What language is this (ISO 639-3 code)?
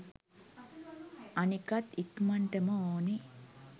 sin